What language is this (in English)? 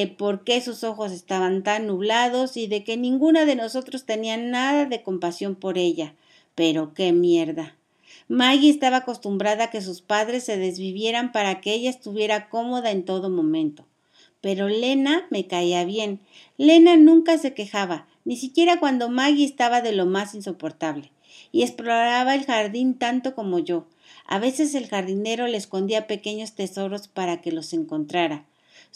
Spanish